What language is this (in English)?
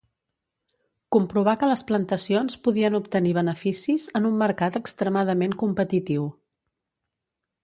Catalan